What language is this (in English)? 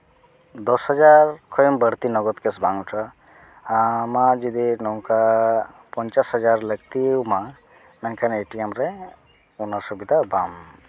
Santali